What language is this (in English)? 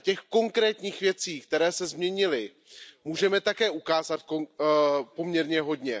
Czech